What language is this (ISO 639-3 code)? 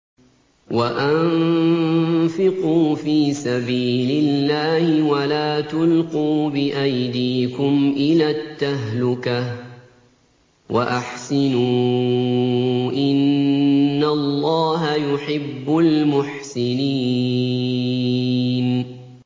ara